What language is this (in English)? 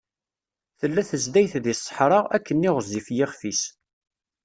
Kabyle